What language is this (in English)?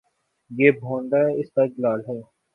Urdu